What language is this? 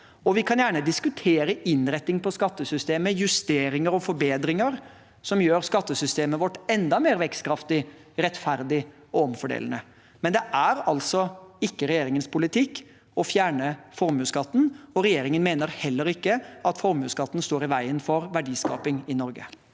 Norwegian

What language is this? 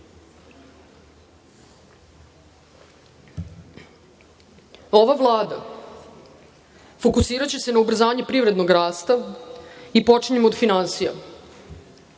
Serbian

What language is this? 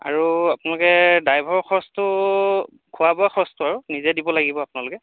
Assamese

